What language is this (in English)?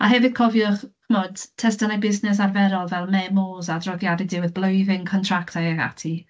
Welsh